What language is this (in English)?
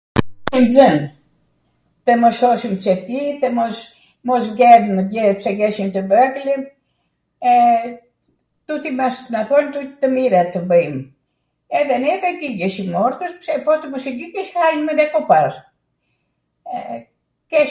Arvanitika Albanian